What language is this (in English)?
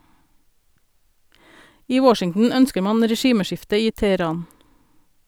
Norwegian